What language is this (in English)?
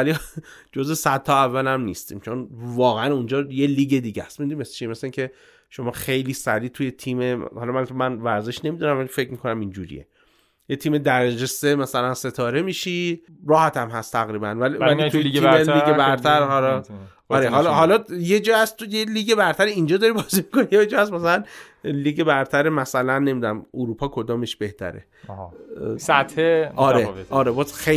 Persian